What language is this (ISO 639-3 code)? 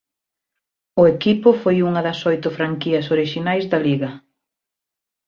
glg